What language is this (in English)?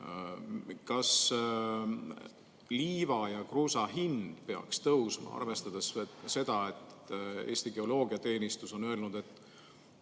Estonian